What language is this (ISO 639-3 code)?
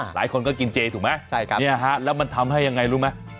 tha